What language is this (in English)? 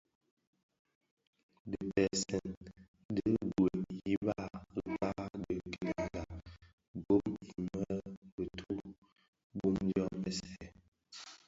Bafia